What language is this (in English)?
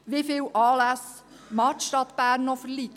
Swiss German